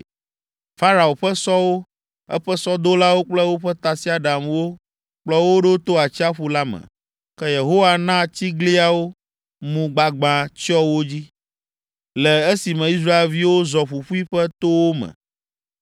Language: Ewe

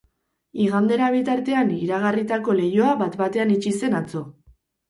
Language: Basque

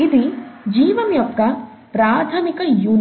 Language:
Telugu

